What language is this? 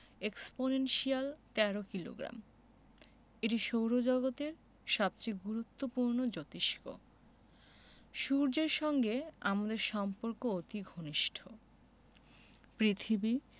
Bangla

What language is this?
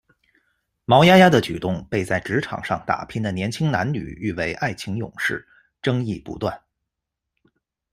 Chinese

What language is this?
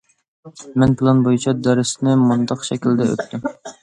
Uyghur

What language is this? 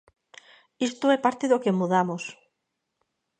Galician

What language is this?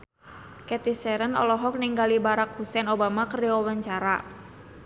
Sundanese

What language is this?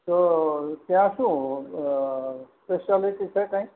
Gujarati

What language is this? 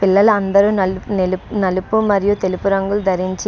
Telugu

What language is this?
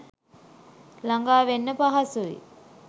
Sinhala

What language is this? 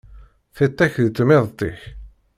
Kabyle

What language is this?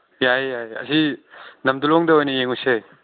Manipuri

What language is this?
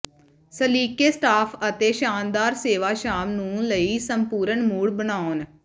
Punjabi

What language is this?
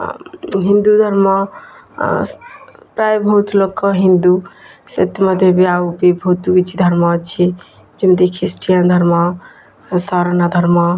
Odia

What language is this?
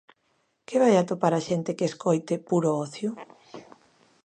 Galician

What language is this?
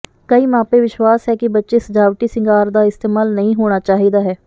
Punjabi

